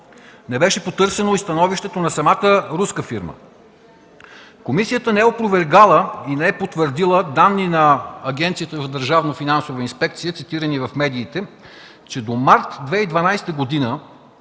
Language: Bulgarian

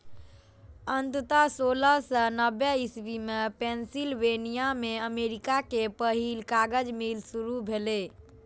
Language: Maithili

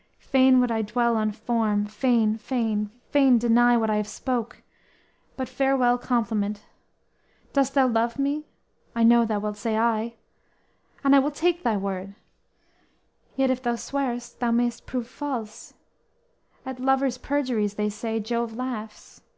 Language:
English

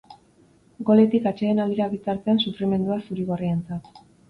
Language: Basque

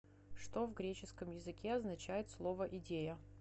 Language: Russian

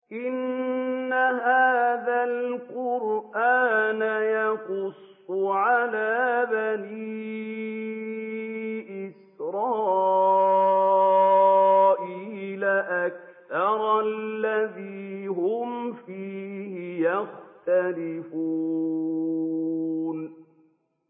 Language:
Arabic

